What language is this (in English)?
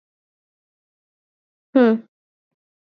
Swahili